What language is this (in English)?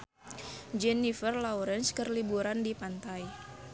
Sundanese